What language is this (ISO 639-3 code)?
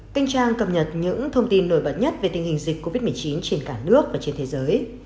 vie